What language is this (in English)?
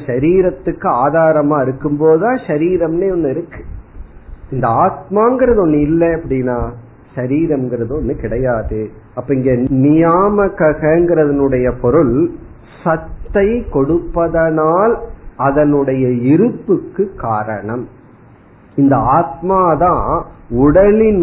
Tamil